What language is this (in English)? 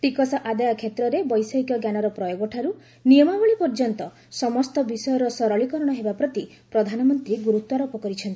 Odia